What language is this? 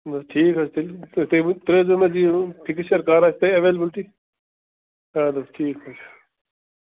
Kashmiri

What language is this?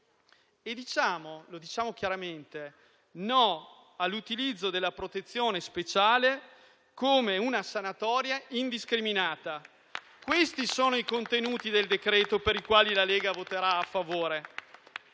Italian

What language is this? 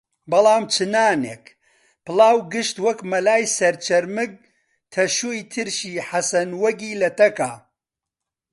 Central Kurdish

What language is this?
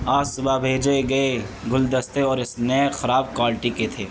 Urdu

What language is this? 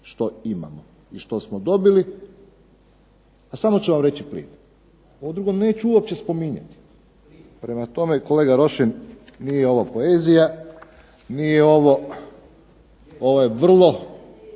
Croatian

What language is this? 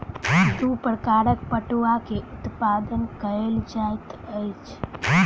Maithili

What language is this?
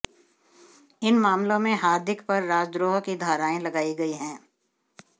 Hindi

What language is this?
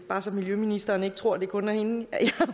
Danish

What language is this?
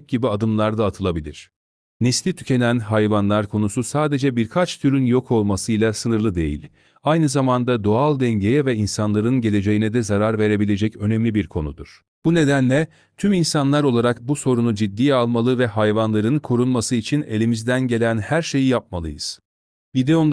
Turkish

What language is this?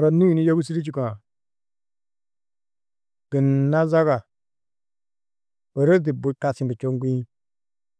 Tedaga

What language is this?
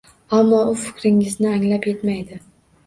Uzbek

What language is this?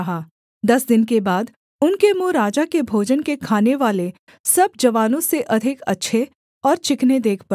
Hindi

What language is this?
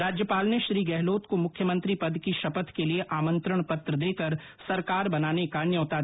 Hindi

